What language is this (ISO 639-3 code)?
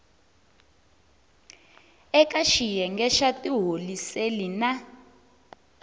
tso